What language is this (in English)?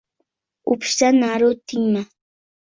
Uzbek